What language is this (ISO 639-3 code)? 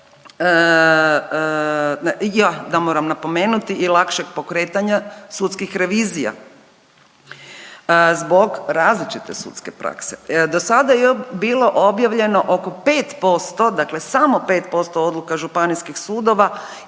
hrv